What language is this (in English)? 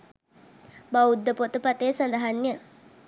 Sinhala